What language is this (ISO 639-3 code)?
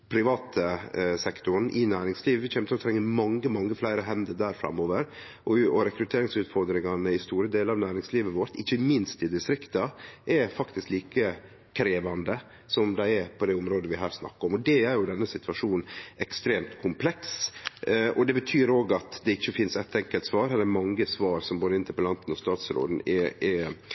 nno